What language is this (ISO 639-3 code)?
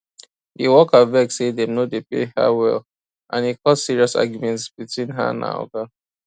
pcm